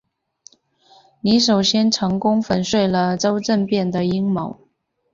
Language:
Chinese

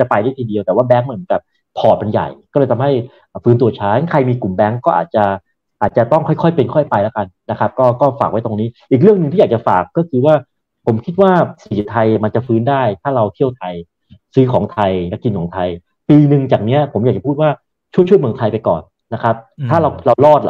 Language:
Thai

